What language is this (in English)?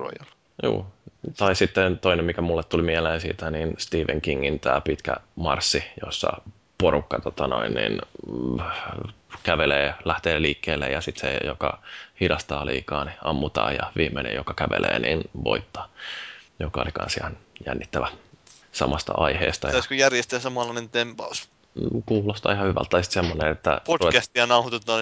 Finnish